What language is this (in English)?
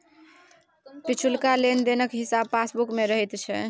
Maithili